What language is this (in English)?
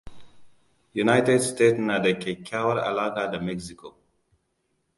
Hausa